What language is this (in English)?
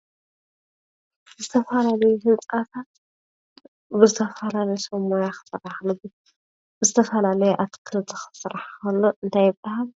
Tigrinya